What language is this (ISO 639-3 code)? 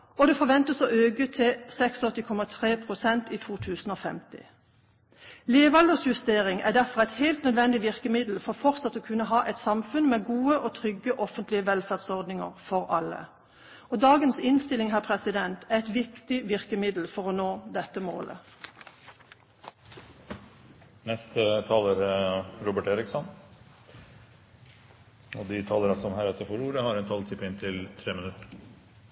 nob